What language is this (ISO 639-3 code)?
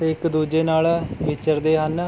pan